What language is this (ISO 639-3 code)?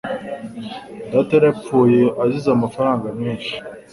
kin